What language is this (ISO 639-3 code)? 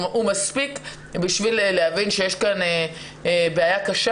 heb